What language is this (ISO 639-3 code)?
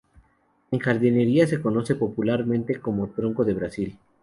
spa